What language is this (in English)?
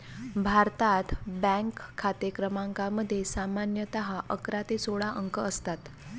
Marathi